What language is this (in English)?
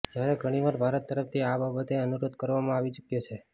Gujarati